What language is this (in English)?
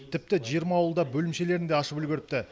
Kazakh